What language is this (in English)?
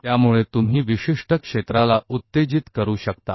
Hindi